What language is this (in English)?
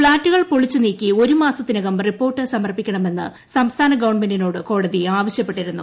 Malayalam